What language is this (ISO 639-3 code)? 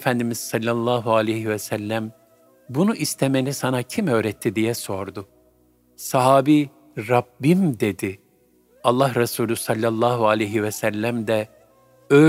tur